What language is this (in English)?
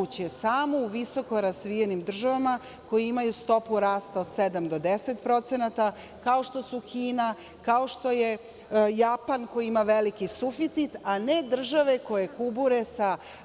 Serbian